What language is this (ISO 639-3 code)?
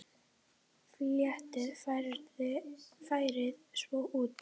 isl